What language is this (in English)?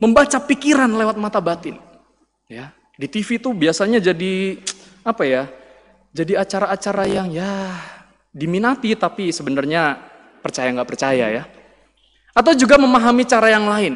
Indonesian